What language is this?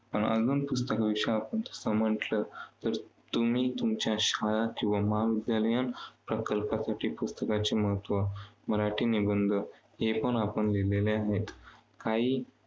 Marathi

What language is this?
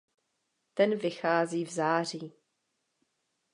Czech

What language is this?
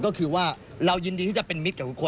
Thai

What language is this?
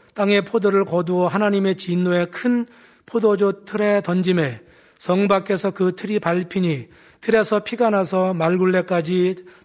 Korean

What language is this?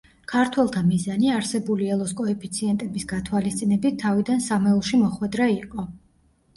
Georgian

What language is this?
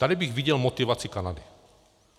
Czech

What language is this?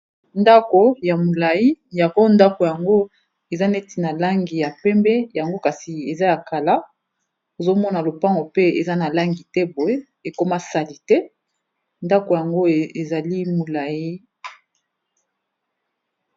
Lingala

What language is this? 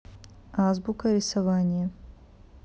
Russian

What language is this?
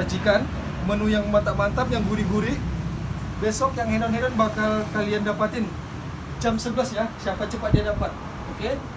Indonesian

